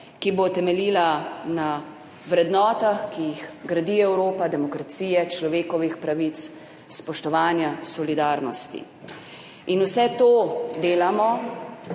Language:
Slovenian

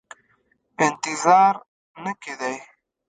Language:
Pashto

